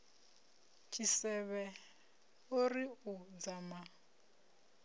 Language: Venda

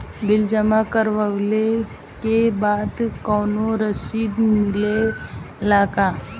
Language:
Bhojpuri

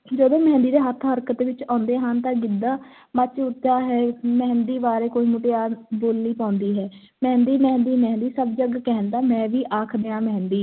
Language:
Punjabi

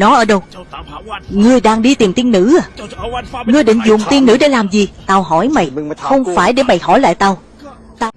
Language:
Vietnamese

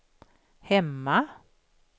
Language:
Swedish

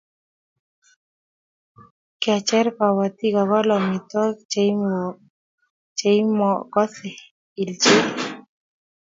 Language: Kalenjin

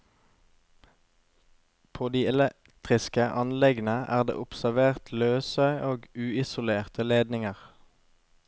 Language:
Norwegian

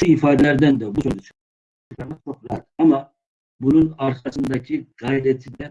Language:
Turkish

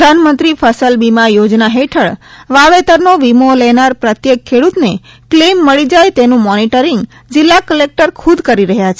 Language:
Gujarati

